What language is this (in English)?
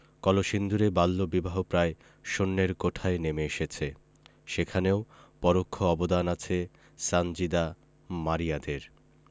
Bangla